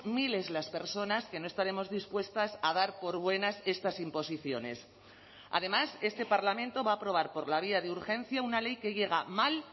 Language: Spanish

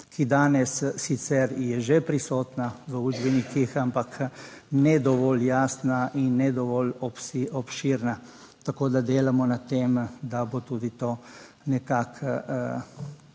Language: Slovenian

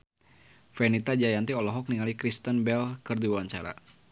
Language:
Sundanese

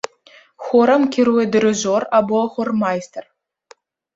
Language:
Belarusian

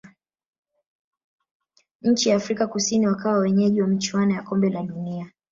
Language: Swahili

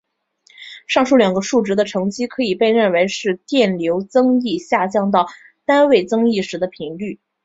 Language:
Chinese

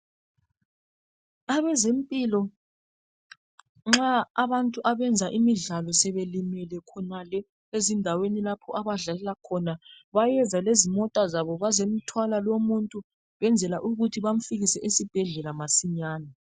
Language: North Ndebele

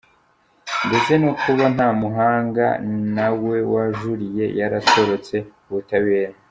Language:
Kinyarwanda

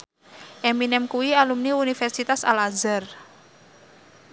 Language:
Javanese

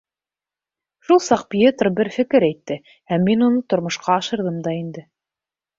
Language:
Bashkir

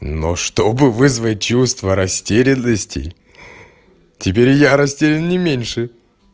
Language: Russian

